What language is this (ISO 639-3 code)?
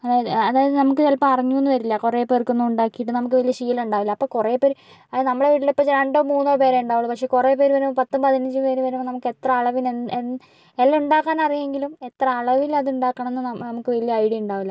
mal